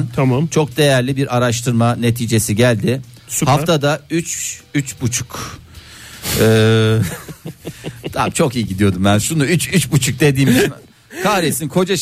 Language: Turkish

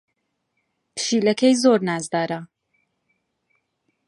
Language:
Central Kurdish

